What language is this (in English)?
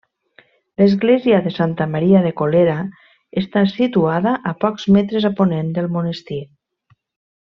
Catalan